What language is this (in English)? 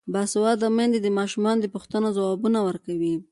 Pashto